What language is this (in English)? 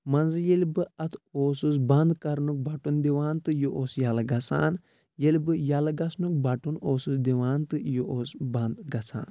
Kashmiri